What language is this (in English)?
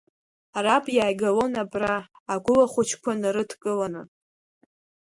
Abkhazian